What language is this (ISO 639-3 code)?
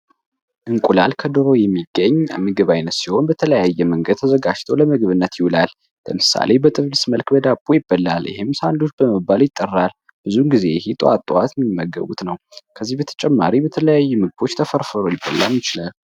amh